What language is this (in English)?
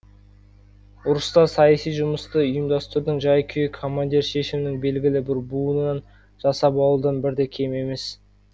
Kazakh